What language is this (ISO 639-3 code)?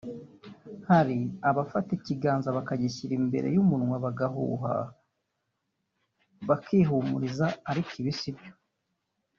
kin